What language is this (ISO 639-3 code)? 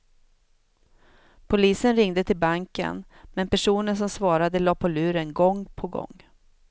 swe